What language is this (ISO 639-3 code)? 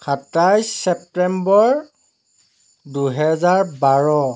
asm